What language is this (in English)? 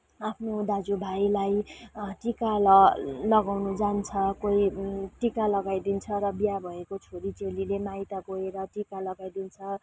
Nepali